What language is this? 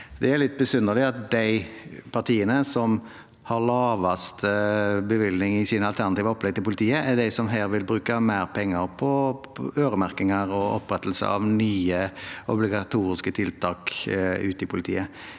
Norwegian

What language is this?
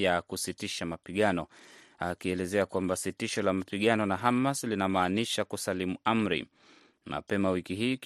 Swahili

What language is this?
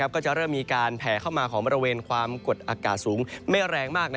Thai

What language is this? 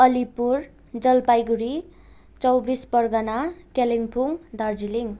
Nepali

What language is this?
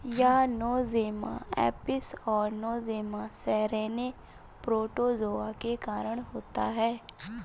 Hindi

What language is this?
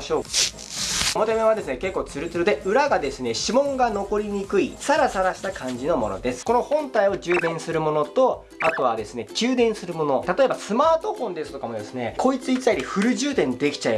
Japanese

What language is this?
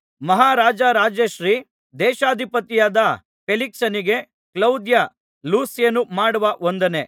Kannada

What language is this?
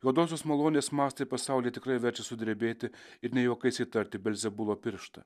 Lithuanian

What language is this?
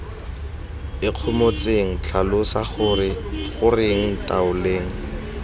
Tswana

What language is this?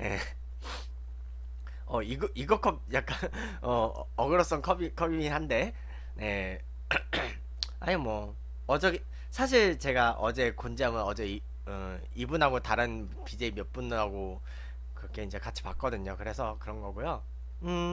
Korean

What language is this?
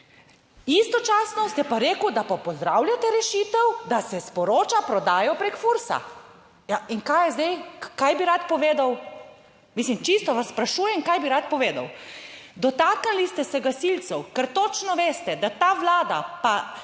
Slovenian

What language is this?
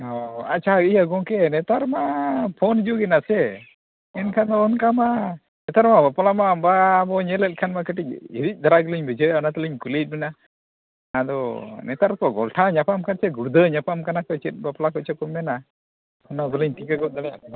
Santali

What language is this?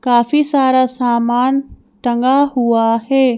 Hindi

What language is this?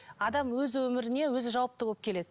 Kazakh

